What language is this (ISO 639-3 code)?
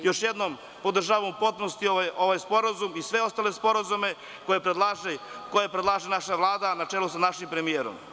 srp